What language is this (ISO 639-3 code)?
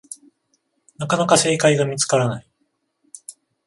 jpn